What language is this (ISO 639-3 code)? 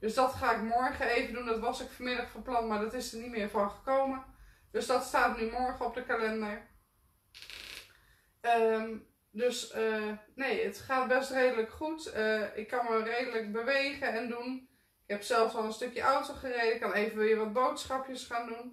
nld